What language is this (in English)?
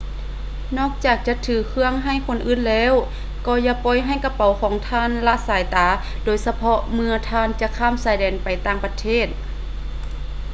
Lao